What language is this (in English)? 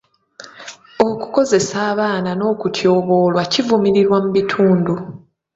Ganda